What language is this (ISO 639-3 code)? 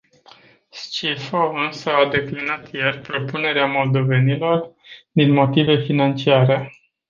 ron